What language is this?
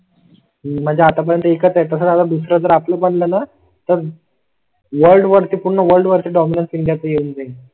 Marathi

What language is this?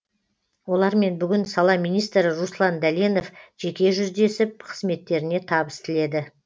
Kazakh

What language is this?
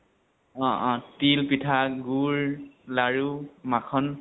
Assamese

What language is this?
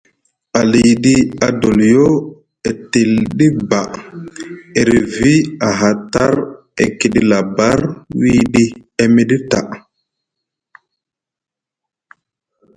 Musgu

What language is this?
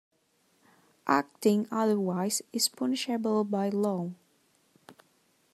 English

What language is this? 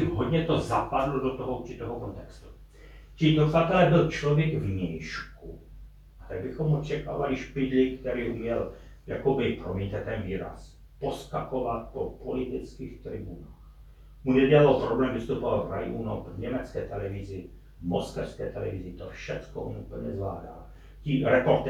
Czech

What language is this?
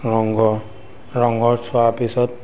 Assamese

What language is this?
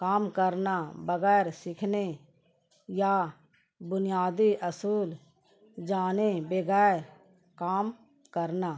Urdu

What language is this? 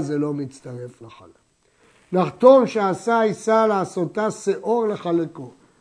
Hebrew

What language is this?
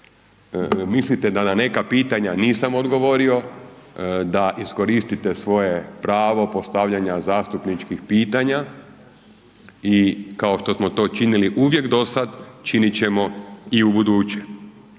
Croatian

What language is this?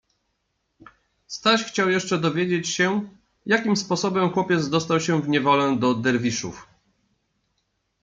Polish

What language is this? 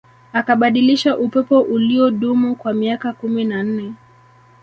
Swahili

